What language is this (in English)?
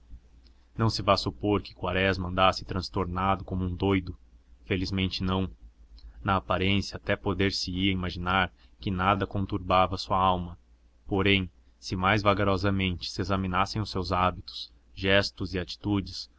Portuguese